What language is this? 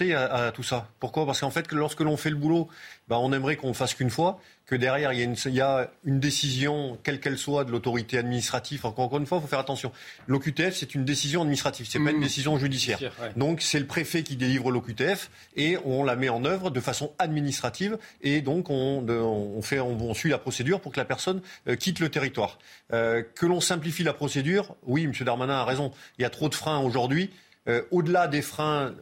French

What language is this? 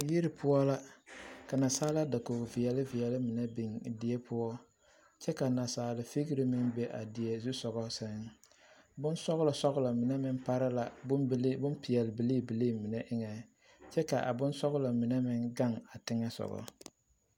Southern Dagaare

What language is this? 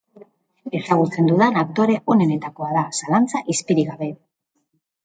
Basque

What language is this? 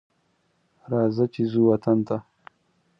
Pashto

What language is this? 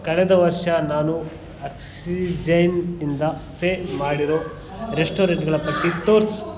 Kannada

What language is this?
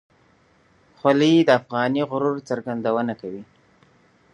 Pashto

